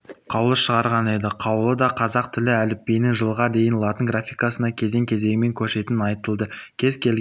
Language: Kazakh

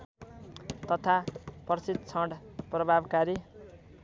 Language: Nepali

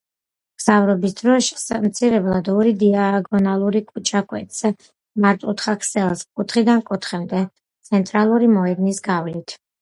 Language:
Georgian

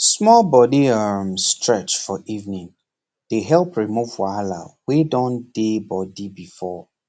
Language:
Nigerian Pidgin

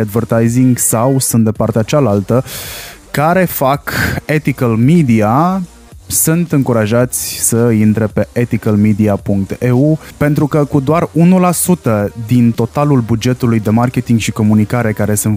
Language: Romanian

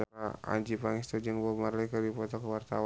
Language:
Sundanese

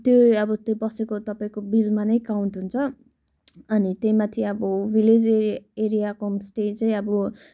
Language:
Nepali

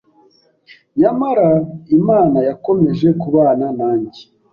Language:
Kinyarwanda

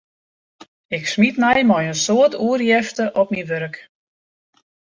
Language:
Western Frisian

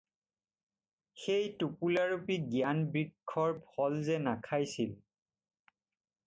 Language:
Assamese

